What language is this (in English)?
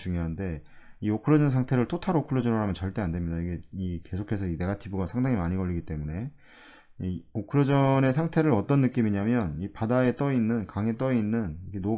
Korean